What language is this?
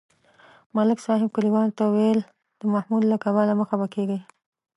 Pashto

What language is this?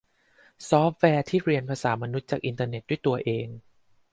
Thai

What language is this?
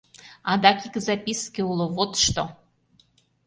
Mari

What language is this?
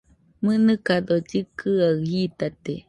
Nüpode Huitoto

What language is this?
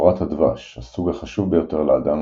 Hebrew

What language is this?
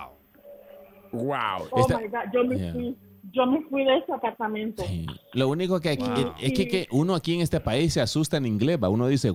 Spanish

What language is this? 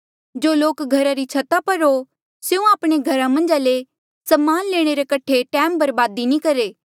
Mandeali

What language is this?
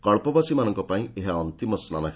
Odia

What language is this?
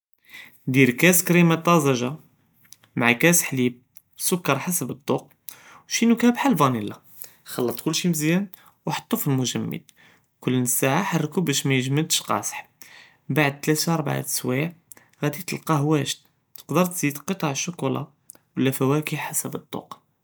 Judeo-Arabic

